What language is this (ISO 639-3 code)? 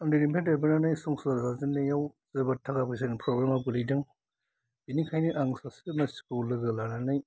brx